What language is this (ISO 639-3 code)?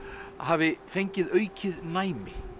isl